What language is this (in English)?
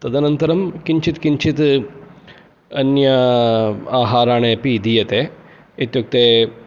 Sanskrit